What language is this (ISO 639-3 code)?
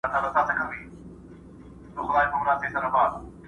pus